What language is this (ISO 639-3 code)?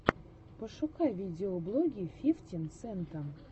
rus